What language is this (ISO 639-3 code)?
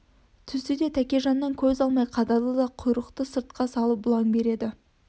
kaz